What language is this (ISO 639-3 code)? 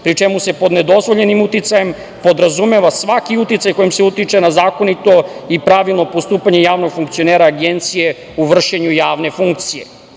srp